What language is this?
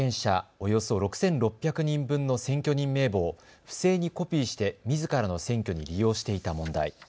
Japanese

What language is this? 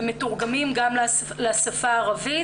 Hebrew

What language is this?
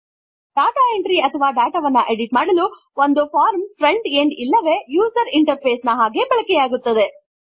Kannada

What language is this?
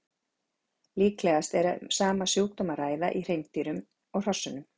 Icelandic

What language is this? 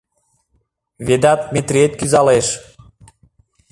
Mari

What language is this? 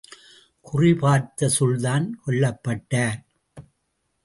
Tamil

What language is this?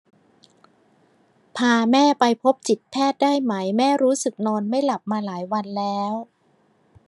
Thai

